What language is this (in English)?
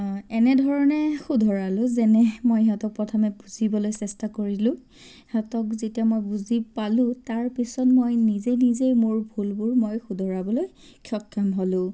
Assamese